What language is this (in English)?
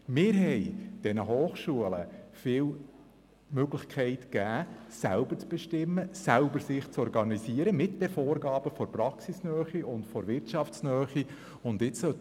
Swiss German